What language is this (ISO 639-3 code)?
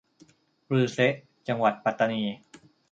tha